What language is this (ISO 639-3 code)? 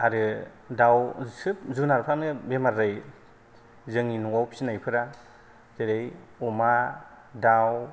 brx